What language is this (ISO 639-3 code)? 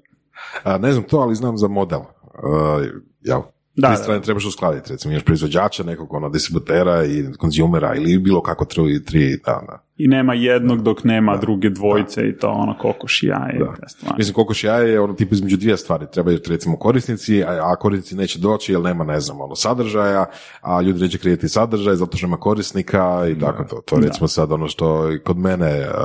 hrv